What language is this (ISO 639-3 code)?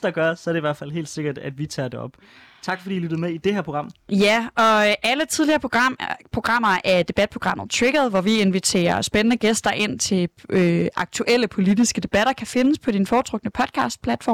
dan